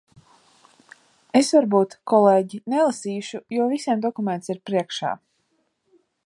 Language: Latvian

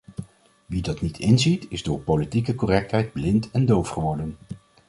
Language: Dutch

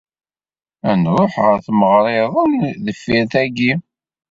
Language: Kabyle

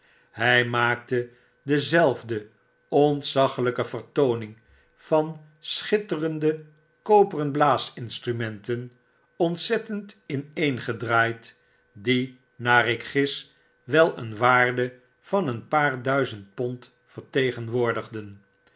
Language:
Dutch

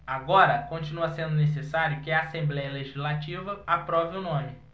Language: Portuguese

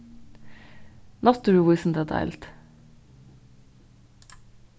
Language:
Faroese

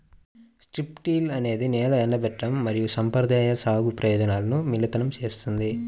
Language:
Telugu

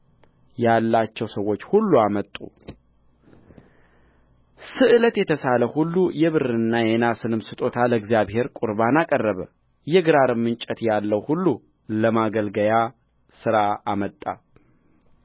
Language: Amharic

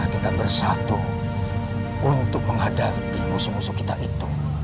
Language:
Indonesian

